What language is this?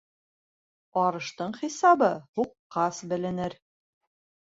Bashkir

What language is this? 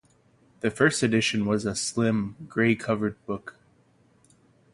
English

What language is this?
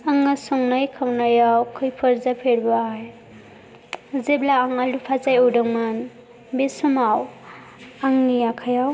Bodo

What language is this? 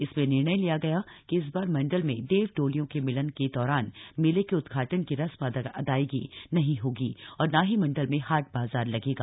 Hindi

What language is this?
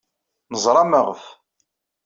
Kabyle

